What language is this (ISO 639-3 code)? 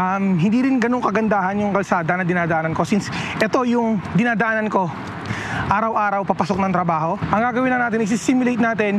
fil